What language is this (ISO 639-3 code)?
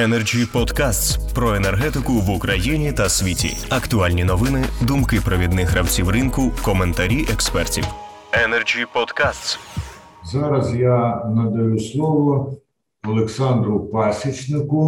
ukr